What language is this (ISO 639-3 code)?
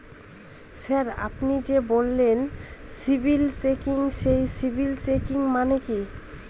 ben